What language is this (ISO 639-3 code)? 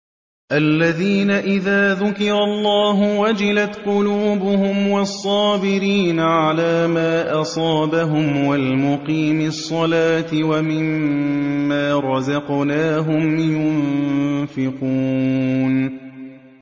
ara